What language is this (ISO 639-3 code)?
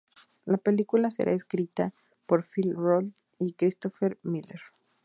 spa